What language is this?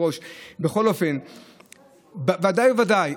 Hebrew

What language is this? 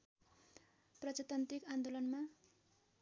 Nepali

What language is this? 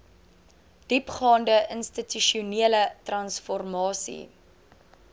Afrikaans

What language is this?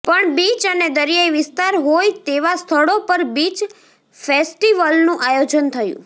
Gujarati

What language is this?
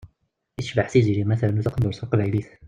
Kabyle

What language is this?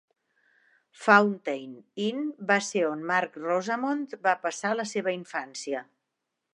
Catalan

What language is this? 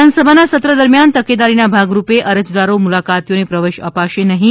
Gujarati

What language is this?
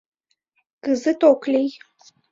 Mari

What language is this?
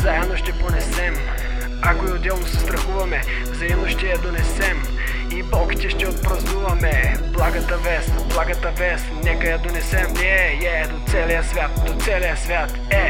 Bulgarian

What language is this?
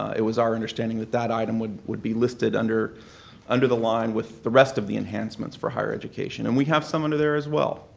English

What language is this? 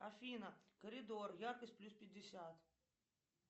Russian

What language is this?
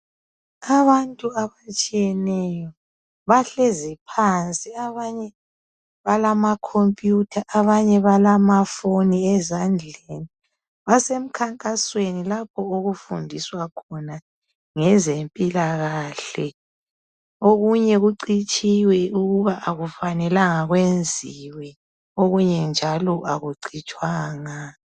North Ndebele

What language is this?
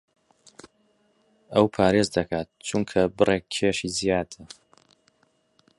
Central Kurdish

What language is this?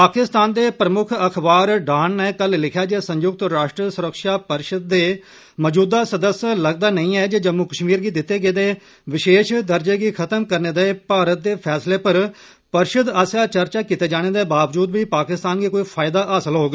Dogri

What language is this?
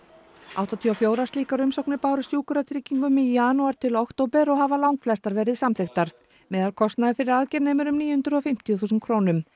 Icelandic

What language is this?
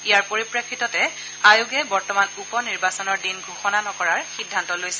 Assamese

